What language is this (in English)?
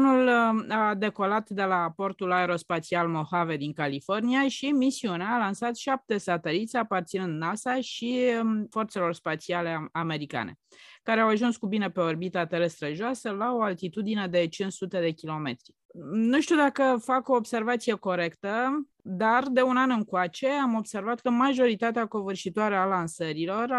Romanian